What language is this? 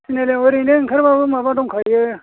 Bodo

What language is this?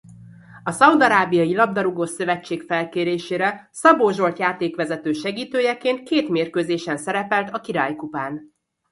Hungarian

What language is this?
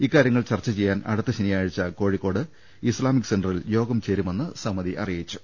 Malayalam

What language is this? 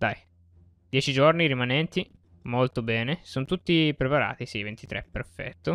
Italian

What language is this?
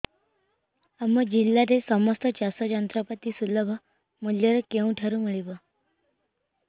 Odia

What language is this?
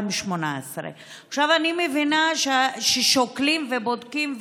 Hebrew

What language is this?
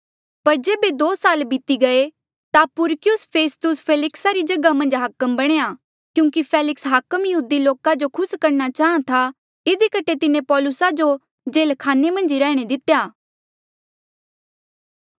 Mandeali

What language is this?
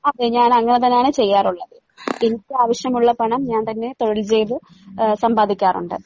Malayalam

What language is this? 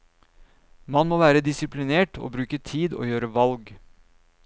Norwegian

